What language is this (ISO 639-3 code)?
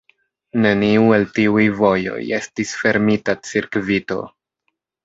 epo